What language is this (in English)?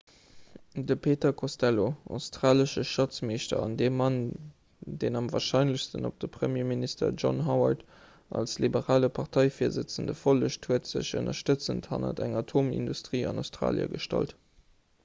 Luxembourgish